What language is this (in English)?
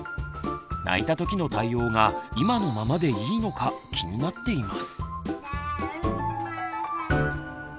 Japanese